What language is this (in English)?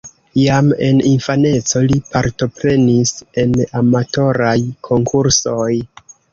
Esperanto